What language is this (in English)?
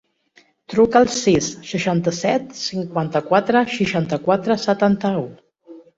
Catalan